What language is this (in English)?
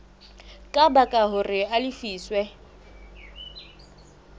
Southern Sotho